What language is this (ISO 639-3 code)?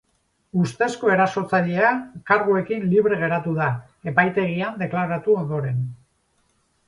eus